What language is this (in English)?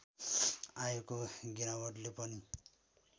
Nepali